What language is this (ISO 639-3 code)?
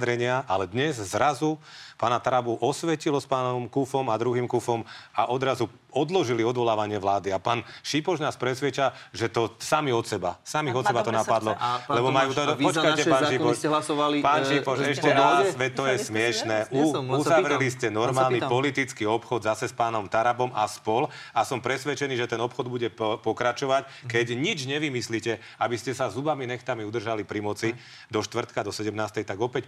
slk